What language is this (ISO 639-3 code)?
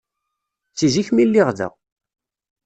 kab